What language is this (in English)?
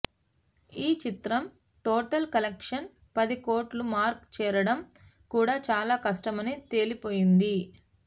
Telugu